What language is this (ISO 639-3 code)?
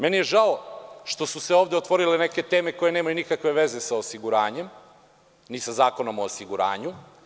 srp